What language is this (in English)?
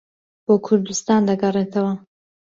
Central Kurdish